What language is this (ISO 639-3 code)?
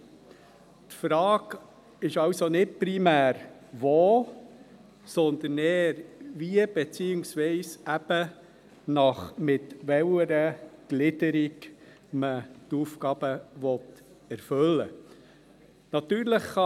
gsw